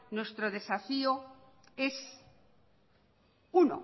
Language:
Spanish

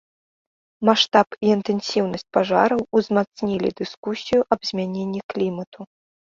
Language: Belarusian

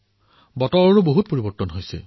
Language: Assamese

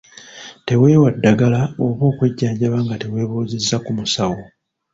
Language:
Ganda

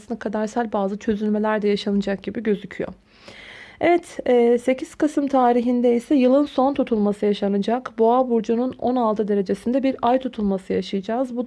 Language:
Turkish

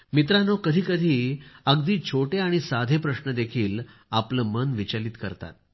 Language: Marathi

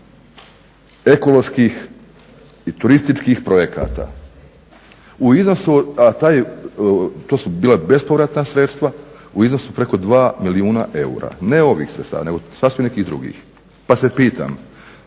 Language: Croatian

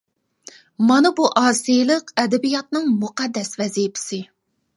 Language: Uyghur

